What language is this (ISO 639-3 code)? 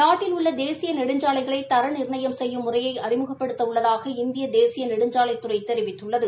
tam